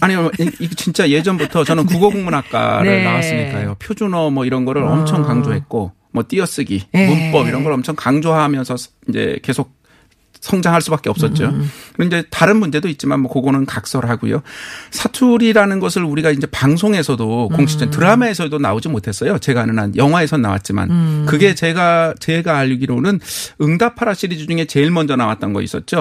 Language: Korean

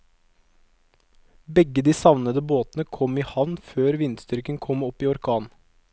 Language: Norwegian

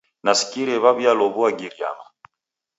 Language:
Taita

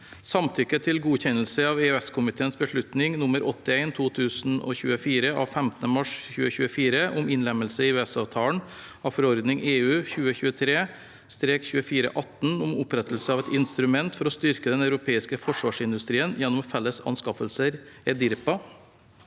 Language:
Norwegian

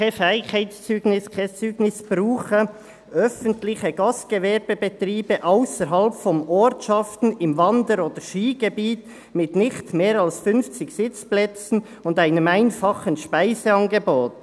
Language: Swiss German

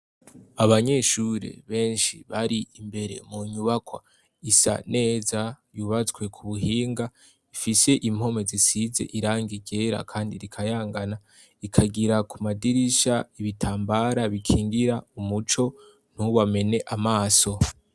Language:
Rundi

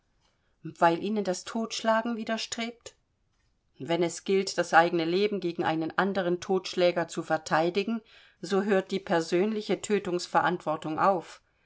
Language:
German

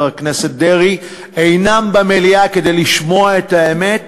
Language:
Hebrew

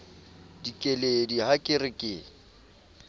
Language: Southern Sotho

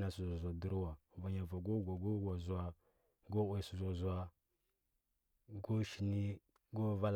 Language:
Huba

